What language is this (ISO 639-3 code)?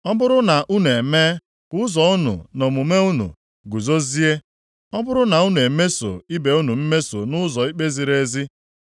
ibo